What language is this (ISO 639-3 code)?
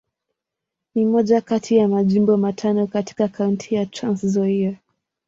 swa